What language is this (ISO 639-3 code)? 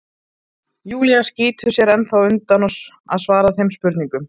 isl